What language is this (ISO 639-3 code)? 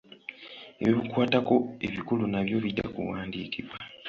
lug